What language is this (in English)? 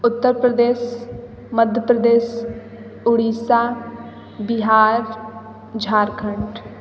Hindi